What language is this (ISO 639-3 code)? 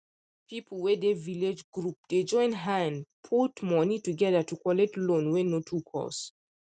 pcm